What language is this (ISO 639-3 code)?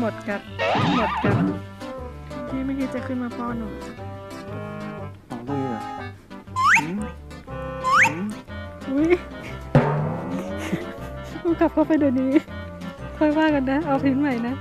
tha